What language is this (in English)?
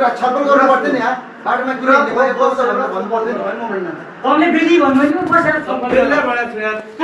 Turkish